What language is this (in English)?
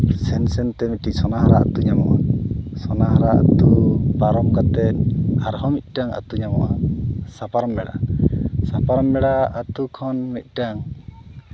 Santali